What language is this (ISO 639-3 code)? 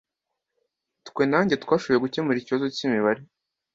kin